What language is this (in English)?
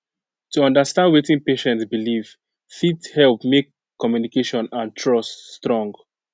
Nigerian Pidgin